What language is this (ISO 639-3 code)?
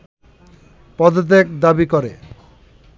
ben